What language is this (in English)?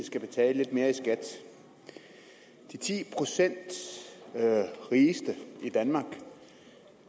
Danish